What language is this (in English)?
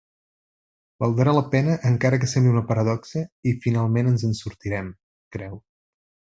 Catalan